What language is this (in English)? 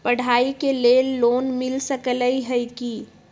Magahi